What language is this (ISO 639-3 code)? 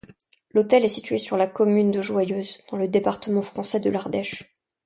fra